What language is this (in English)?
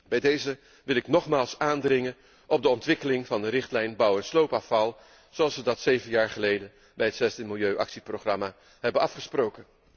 Dutch